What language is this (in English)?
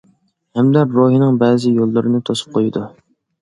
Uyghur